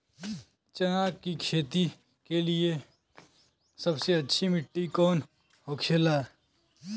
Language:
Bhojpuri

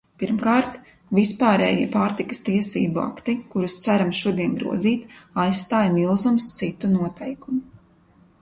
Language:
Latvian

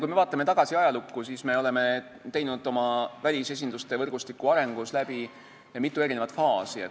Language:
Estonian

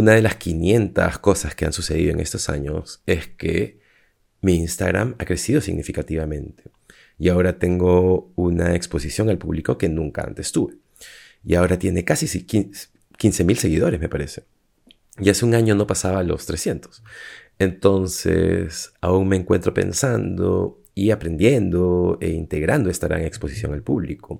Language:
Spanish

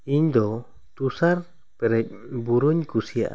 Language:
Santali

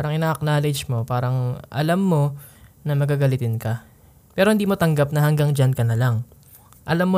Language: Filipino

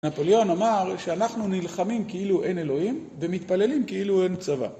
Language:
Hebrew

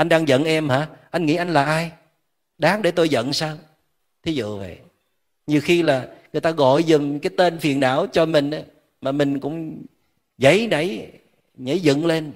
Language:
Vietnamese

